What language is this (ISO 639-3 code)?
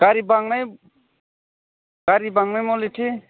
brx